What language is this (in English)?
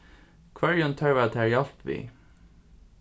Faroese